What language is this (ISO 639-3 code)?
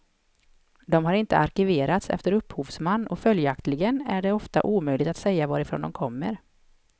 swe